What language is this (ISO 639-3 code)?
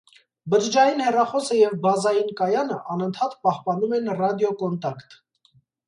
hye